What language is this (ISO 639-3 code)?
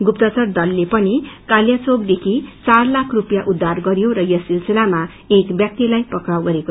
nep